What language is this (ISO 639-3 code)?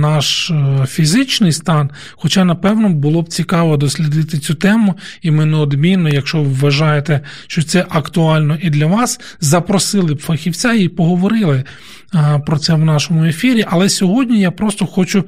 ukr